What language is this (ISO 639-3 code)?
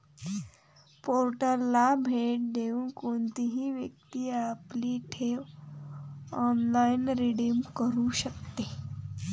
mar